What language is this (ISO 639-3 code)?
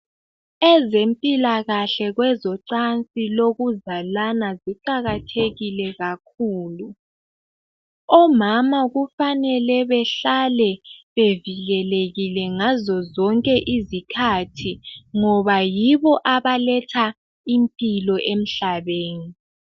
nde